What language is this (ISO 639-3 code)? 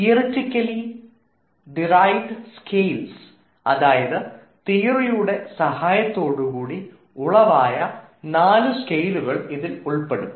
mal